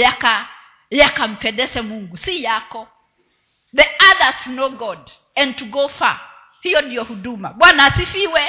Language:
Swahili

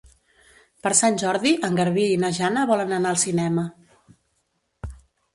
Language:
Catalan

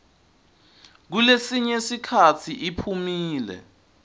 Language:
Swati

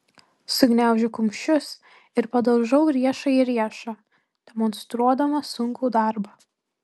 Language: Lithuanian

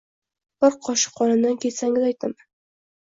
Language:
Uzbek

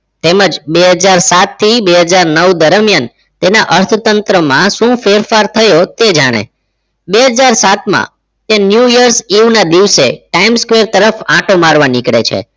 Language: Gujarati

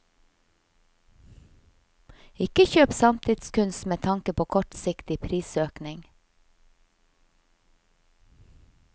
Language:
Norwegian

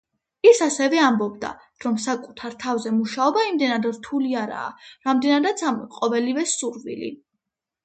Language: Georgian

